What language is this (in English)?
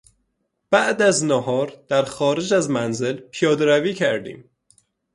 Persian